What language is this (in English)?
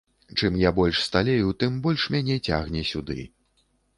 Belarusian